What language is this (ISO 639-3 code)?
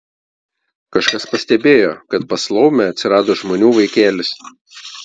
lit